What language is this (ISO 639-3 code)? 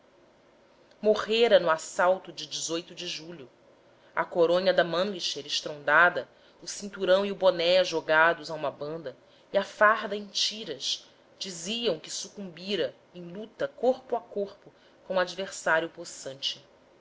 por